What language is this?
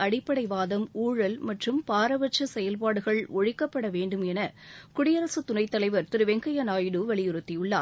Tamil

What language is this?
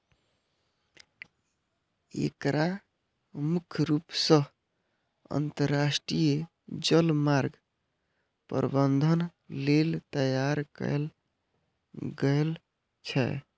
Maithili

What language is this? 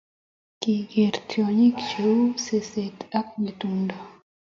Kalenjin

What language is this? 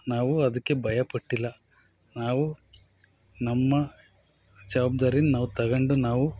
Kannada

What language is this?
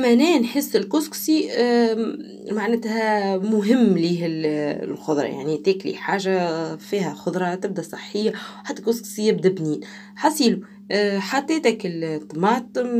Arabic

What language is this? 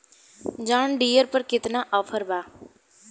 Bhojpuri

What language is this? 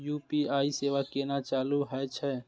Maithili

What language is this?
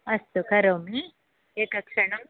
Sanskrit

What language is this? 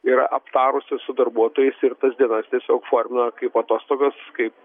Lithuanian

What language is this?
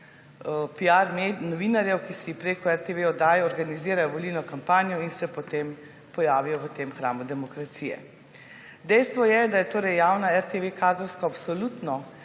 Slovenian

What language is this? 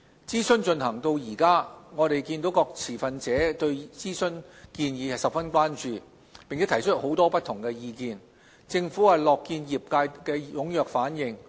Cantonese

